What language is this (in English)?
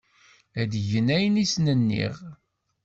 Kabyle